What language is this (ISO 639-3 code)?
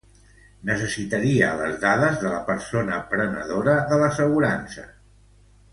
cat